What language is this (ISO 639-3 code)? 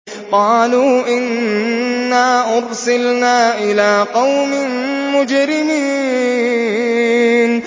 ara